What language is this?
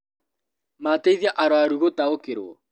Kikuyu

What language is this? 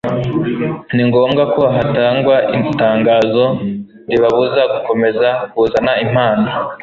Kinyarwanda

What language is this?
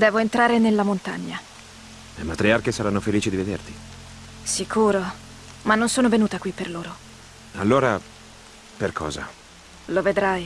Italian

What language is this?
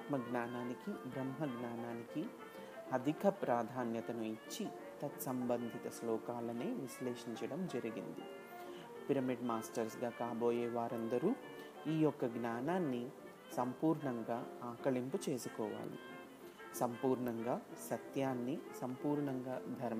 Telugu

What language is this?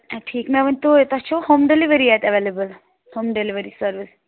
Kashmiri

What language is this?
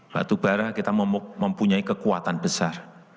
Indonesian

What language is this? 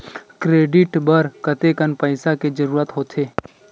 Chhattisgarhi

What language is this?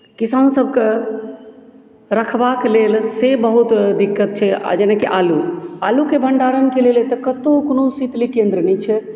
Maithili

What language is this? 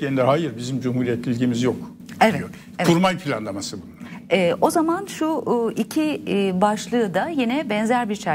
Turkish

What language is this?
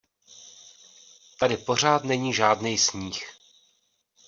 Czech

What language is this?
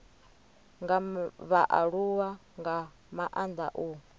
Venda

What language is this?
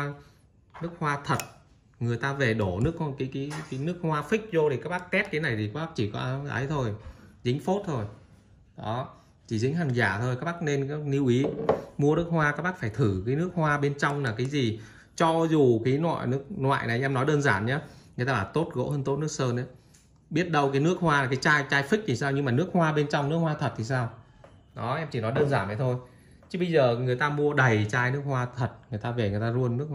Vietnamese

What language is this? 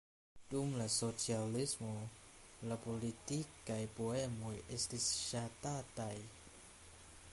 Esperanto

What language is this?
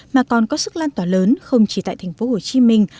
Vietnamese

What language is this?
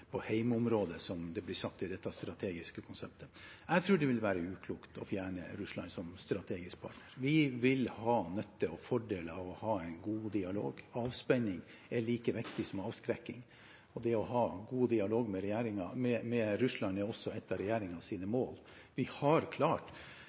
Norwegian Bokmål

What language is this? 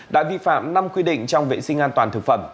Vietnamese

